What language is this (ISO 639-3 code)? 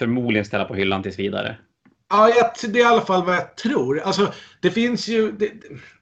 swe